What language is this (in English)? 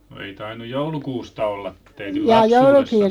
Finnish